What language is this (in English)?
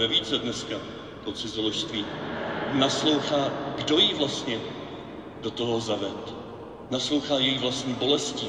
Czech